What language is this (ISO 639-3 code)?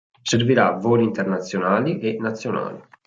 ita